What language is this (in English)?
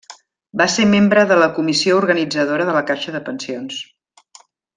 Catalan